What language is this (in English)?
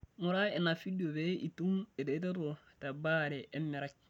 Masai